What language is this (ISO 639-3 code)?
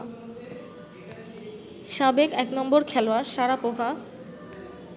ben